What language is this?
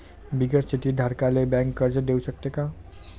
Marathi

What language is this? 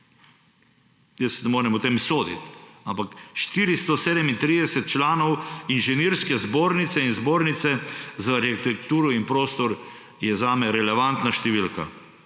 Slovenian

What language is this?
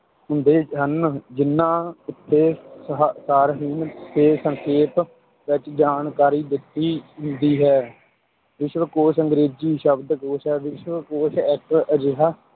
Punjabi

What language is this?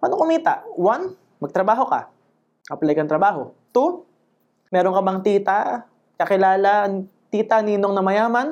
Filipino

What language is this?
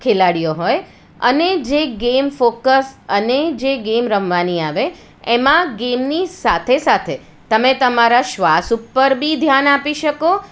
Gujarati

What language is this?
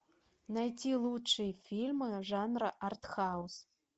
Russian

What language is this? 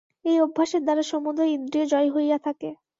Bangla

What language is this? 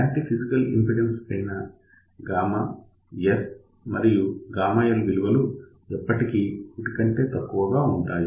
Telugu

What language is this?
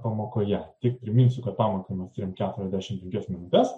Lithuanian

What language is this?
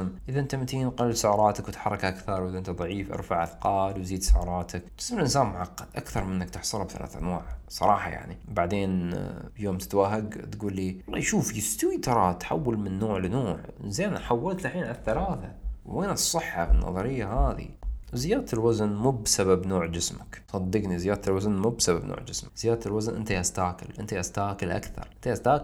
Arabic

